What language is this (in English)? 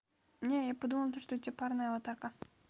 Russian